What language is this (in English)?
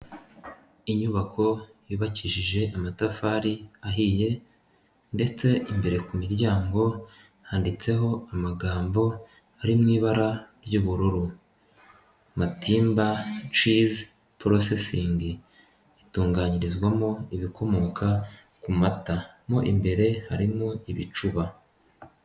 Kinyarwanda